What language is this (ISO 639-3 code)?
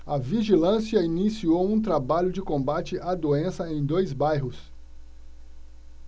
por